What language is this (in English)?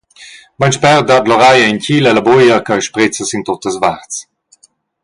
Romansh